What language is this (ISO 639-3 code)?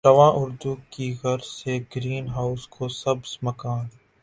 urd